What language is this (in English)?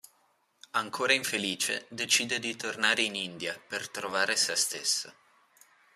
Italian